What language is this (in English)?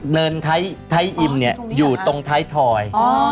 Thai